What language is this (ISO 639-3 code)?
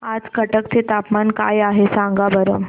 mar